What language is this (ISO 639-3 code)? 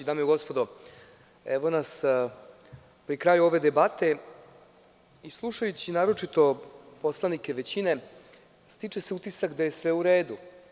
srp